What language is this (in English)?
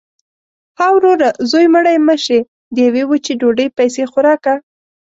Pashto